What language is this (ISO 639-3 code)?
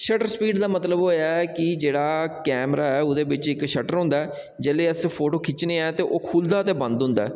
doi